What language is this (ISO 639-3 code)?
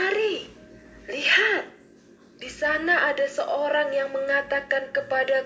ind